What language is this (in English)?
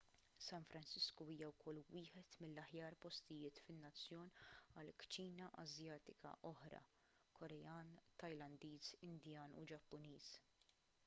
Maltese